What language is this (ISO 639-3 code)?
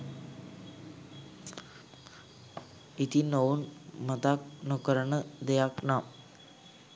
sin